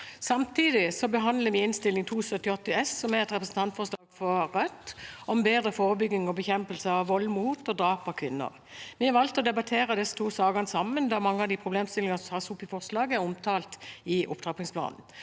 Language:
Norwegian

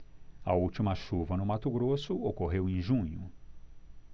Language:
Portuguese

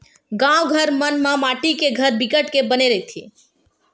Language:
Chhattisgarhi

